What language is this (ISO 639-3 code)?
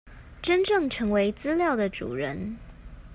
zho